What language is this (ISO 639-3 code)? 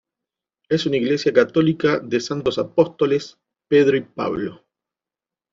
spa